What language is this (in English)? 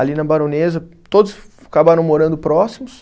Portuguese